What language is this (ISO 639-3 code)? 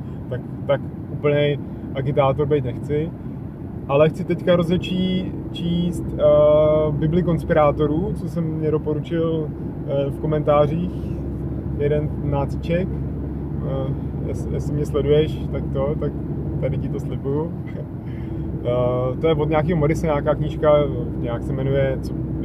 ces